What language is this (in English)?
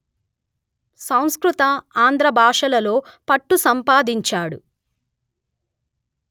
Telugu